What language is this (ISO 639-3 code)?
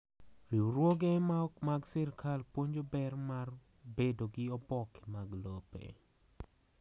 luo